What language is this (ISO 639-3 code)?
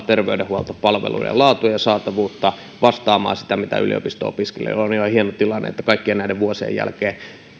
fin